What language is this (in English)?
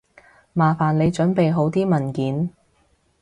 Cantonese